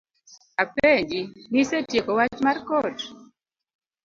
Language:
Luo (Kenya and Tanzania)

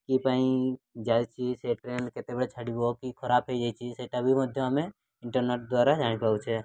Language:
Odia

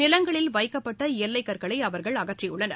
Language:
Tamil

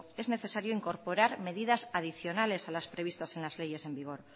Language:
Spanish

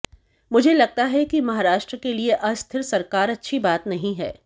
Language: Hindi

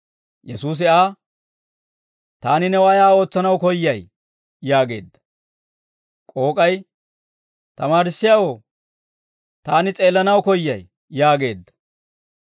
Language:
Dawro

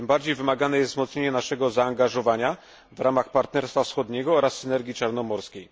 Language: Polish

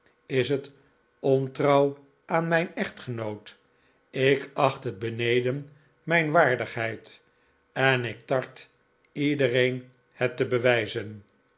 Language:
Dutch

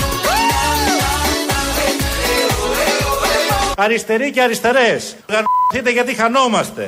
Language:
Greek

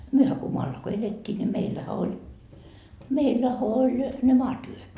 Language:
Finnish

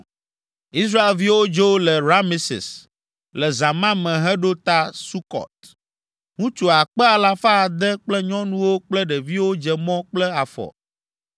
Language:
Ewe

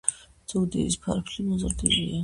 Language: Georgian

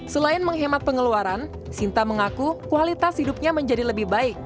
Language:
Indonesian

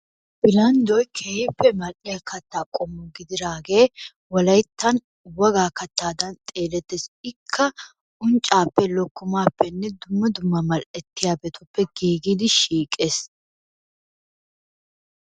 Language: Wolaytta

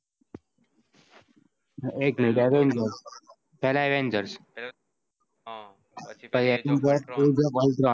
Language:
Gujarati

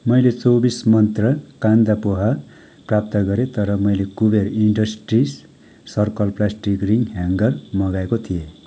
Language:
Nepali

